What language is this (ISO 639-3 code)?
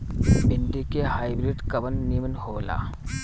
bho